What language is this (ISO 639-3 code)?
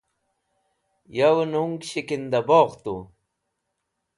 wbl